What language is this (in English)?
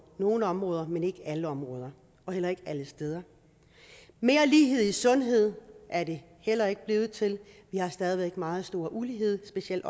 Danish